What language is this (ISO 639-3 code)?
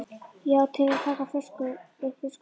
isl